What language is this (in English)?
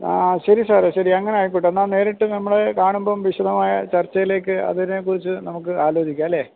Malayalam